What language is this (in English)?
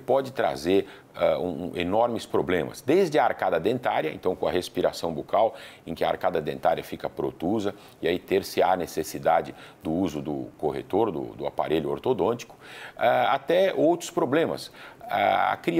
Portuguese